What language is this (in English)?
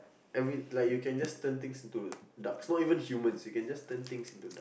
English